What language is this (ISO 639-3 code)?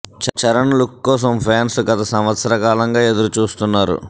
tel